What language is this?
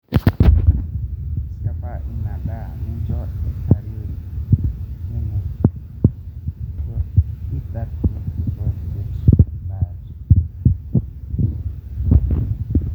Masai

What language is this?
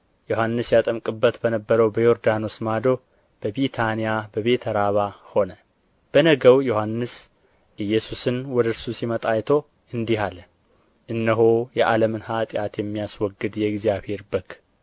Amharic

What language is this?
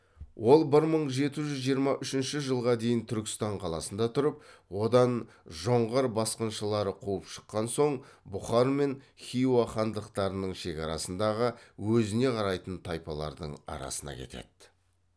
Kazakh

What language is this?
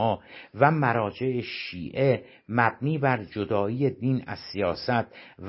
Persian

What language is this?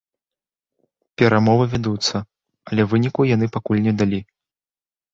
Belarusian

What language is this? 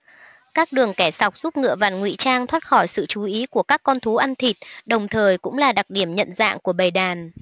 Vietnamese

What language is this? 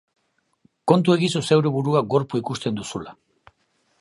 Basque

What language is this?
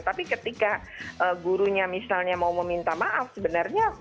Indonesian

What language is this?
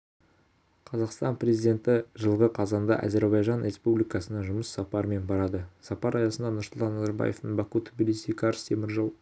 Kazakh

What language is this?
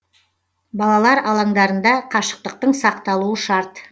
Kazakh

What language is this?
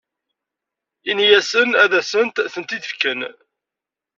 Kabyle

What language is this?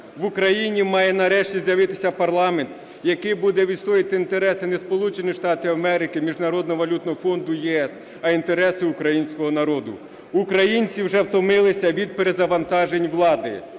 Ukrainian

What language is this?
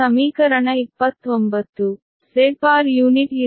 Kannada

